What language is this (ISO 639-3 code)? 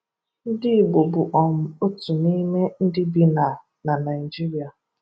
ibo